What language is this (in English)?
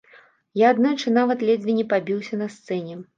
Belarusian